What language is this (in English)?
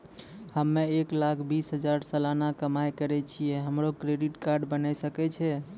Maithili